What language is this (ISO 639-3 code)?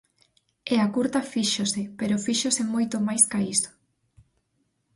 glg